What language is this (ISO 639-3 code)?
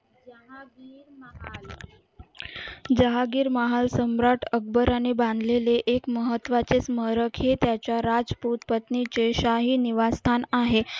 mar